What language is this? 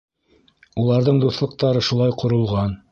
Bashkir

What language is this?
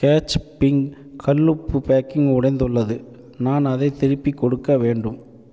Tamil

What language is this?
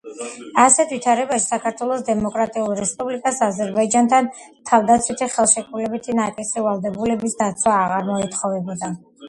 Georgian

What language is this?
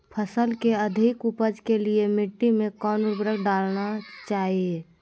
Magahi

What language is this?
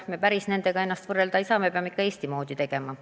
Estonian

